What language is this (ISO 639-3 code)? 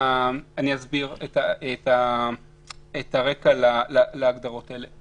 heb